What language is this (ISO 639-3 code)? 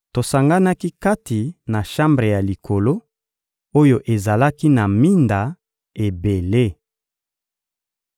lin